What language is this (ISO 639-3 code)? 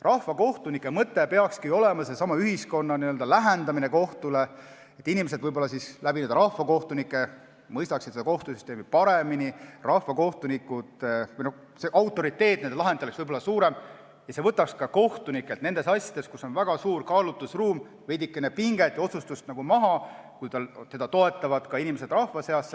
est